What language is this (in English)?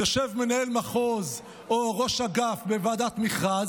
Hebrew